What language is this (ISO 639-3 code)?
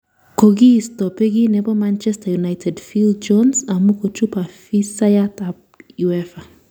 kln